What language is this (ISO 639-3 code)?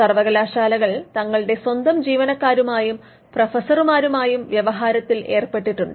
mal